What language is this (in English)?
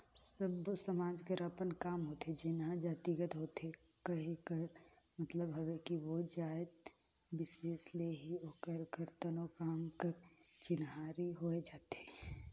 Chhattisgarhi